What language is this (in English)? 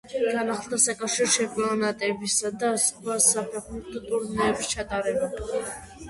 Georgian